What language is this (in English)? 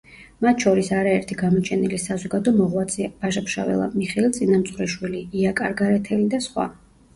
Georgian